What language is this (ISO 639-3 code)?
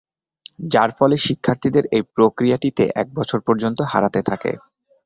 ben